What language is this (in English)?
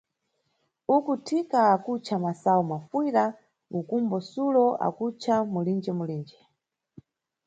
Nyungwe